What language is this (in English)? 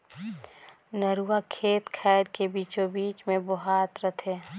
Chhattisgarhi